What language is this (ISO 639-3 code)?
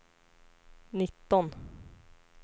swe